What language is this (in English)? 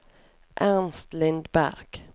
Norwegian